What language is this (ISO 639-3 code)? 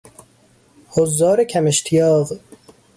fas